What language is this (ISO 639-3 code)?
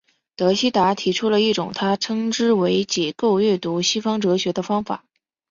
zho